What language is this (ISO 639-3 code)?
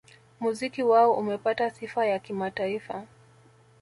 swa